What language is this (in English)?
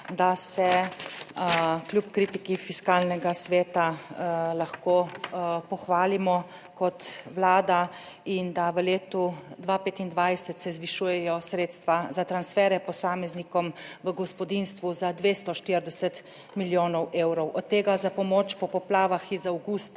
Slovenian